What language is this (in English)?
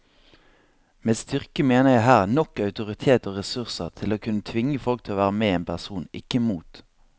Norwegian